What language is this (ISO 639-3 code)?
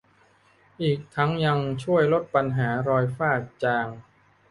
tha